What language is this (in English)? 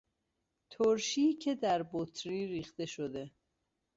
Persian